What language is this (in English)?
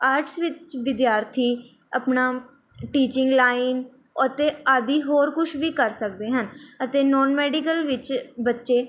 Punjabi